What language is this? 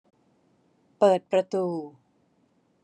Thai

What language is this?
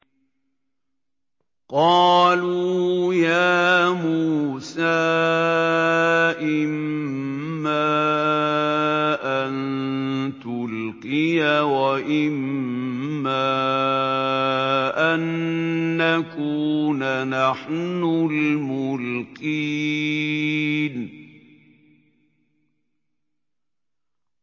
Arabic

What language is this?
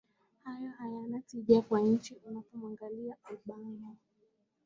Swahili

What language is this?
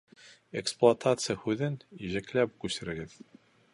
Bashkir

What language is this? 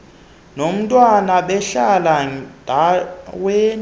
Xhosa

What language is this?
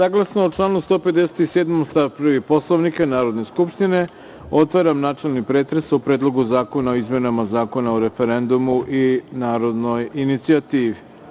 Serbian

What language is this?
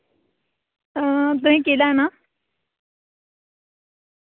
Dogri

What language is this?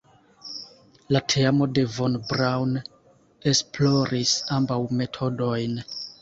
Esperanto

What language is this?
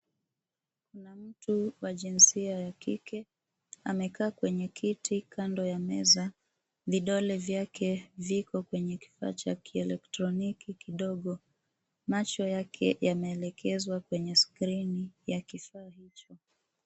Swahili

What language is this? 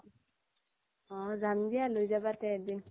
Assamese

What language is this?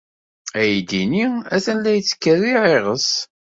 Kabyle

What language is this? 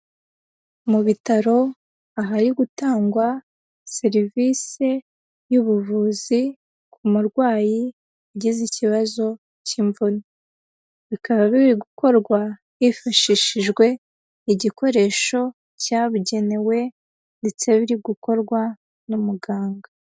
Kinyarwanda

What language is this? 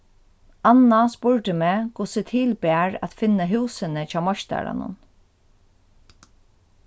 Faroese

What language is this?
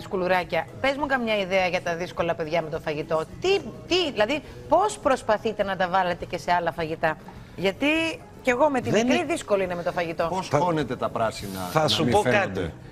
Greek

